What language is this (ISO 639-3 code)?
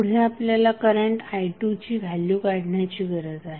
mar